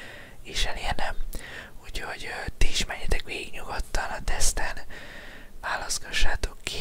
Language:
Hungarian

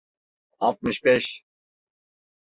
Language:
Turkish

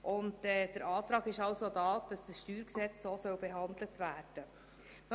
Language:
Swiss German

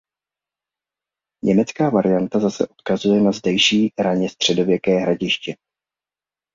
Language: Czech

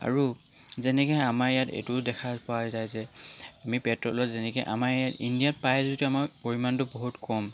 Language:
Assamese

